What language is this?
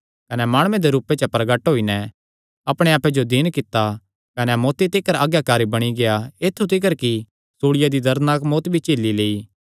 Kangri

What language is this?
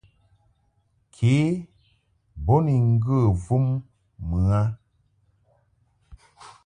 Mungaka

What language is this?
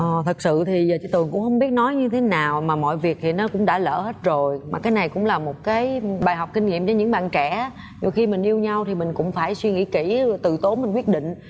Vietnamese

